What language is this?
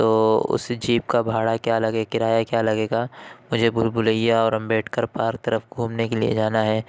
Urdu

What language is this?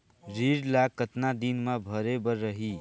Chhattisgarhi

